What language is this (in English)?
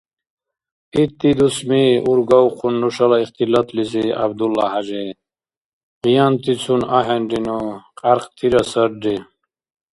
Dargwa